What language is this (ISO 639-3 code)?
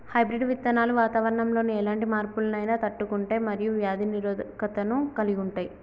tel